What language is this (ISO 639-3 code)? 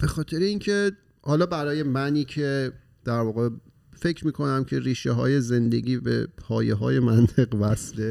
fas